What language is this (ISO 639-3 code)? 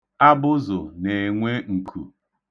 ibo